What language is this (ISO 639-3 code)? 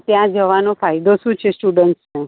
guj